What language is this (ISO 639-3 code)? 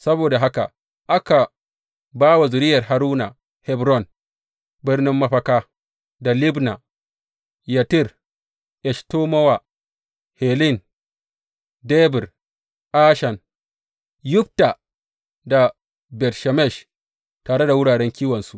hau